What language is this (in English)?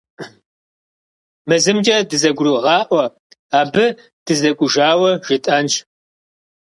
Kabardian